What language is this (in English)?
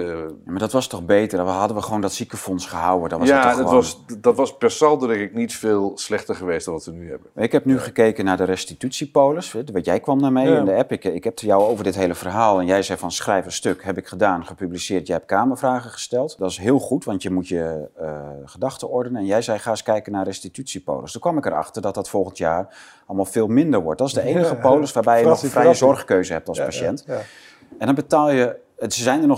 Dutch